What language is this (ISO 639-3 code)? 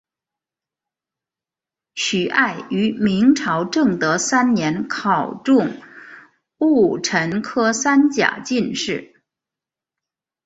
zho